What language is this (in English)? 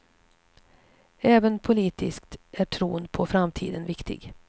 Swedish